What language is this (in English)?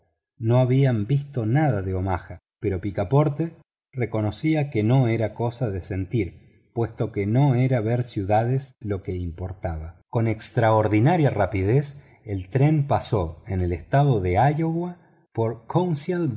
Spanish